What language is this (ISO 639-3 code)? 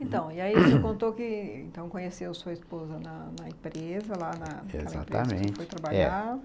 por